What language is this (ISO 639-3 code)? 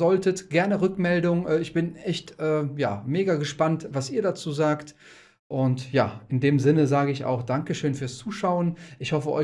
deu